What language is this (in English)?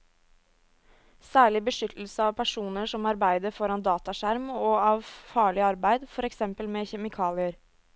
Norwegian